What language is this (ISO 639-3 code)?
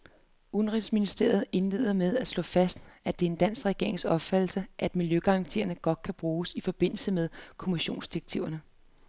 dan